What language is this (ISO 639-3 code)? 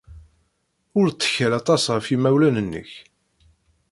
kab